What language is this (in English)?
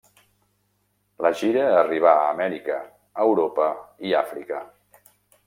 Catalan